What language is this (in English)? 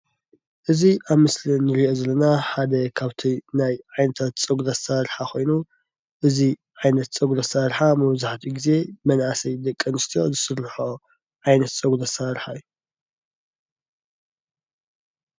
Tigrinya